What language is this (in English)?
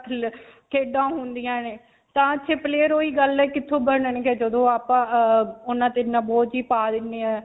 Punjabi